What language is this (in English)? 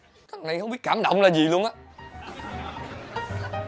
Vietnamese